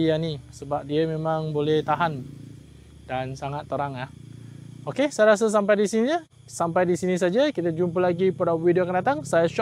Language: Malay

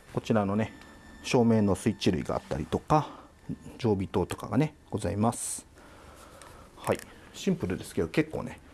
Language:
Japanese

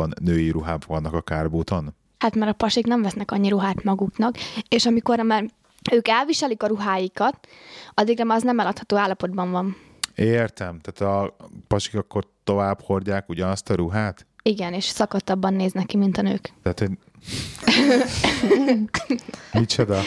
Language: Hungarian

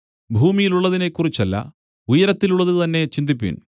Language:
Malayalam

